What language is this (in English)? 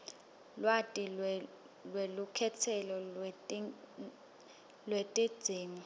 Swati